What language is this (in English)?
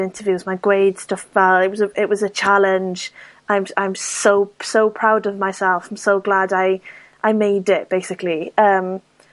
Welsh